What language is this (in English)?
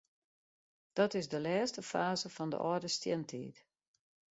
Western Frisian